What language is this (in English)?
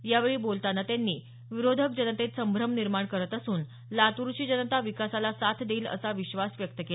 Marathi